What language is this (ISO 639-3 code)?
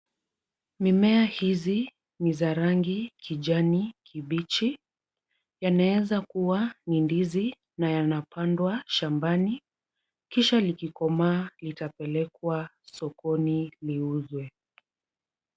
swa